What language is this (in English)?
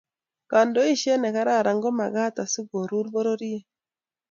Kalenjin